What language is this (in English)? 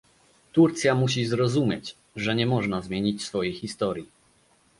Polish